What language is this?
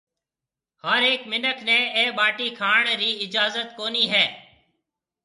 Marwari (Pakistan)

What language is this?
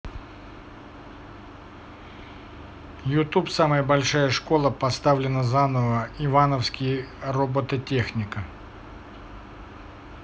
Russian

